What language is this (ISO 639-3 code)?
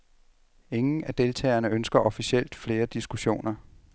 dan